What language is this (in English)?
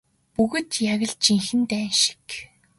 Mongolian